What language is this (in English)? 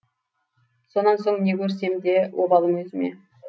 Kazakh